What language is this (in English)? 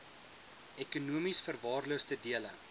Afrikaans